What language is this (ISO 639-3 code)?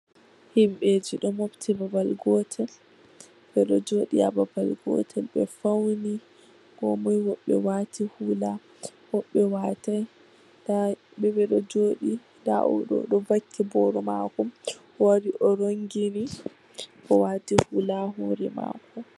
ful